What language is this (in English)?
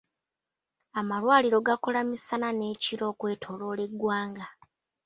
Ganda